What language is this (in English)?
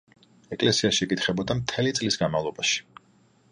Georgian